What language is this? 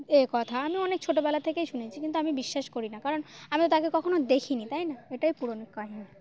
Bangla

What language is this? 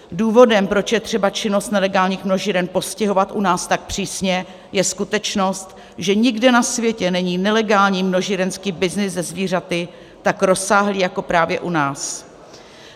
Czech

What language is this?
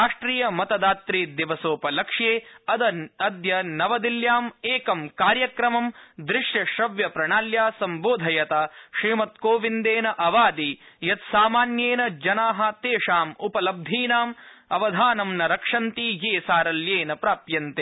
Sanskrit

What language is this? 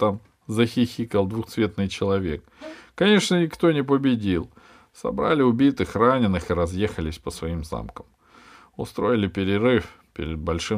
Russian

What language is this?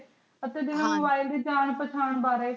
Punjabi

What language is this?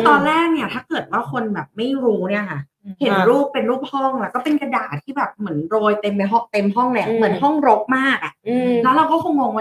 Thai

